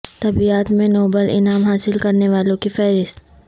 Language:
Urdu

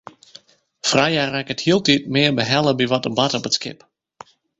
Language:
Western Frisian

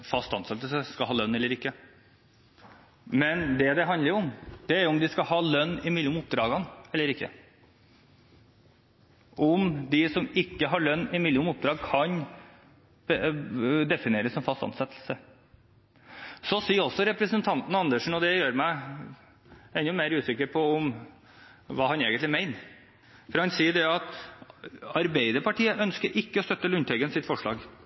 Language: Norwegian Bokmål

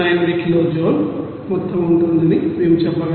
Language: Telugu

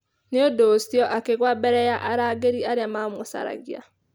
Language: Kikuyu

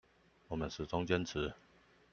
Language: Chinese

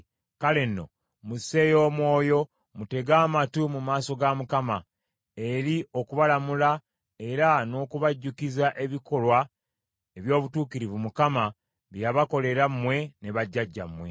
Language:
Ganda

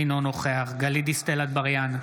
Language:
Hebrew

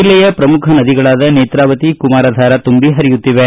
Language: Kannada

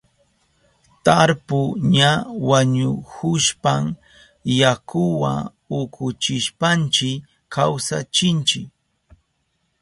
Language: Southern Pastaza Quechua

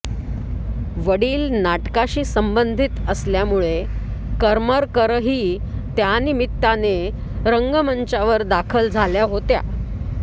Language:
Marathi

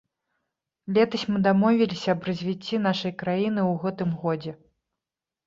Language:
Belarusian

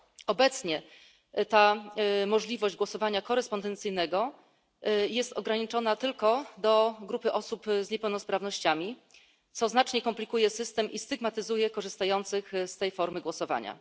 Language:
Polish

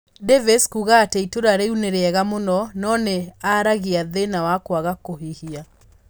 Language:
Kikuyu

